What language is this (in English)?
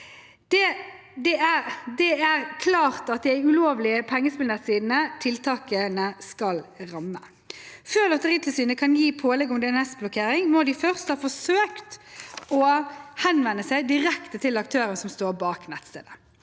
Norwegian